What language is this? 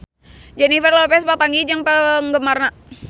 Sundanese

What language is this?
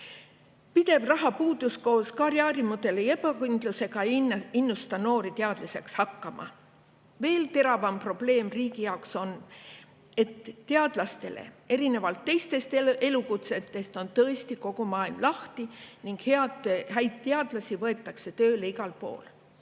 Estonian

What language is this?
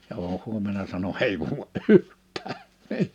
Finnish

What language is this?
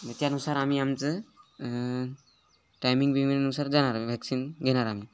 Marathi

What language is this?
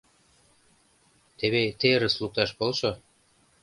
Mari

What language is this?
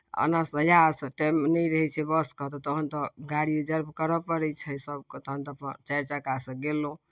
Maithili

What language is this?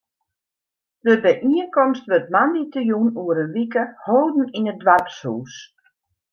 Western Frisian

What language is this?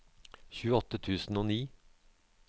Norwegian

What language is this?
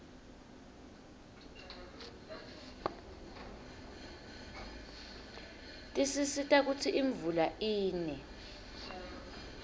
Swati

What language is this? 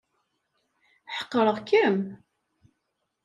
Kabyle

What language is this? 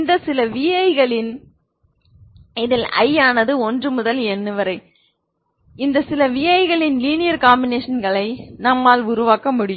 Tamil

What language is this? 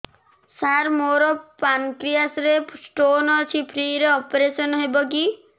Odia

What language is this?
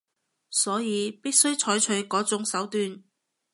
Cantonese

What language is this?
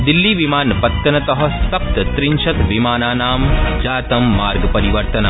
Sanskrit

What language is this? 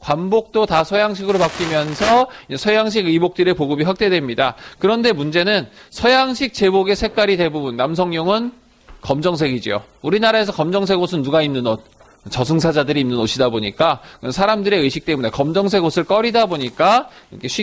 Korean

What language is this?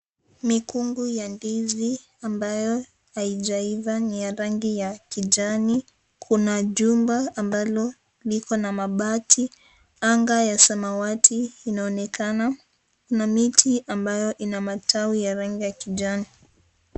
Swahili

